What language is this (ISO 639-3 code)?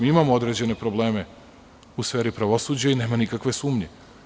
srp